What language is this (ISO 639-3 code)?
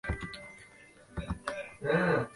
zho